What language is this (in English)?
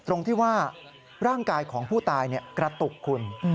Thai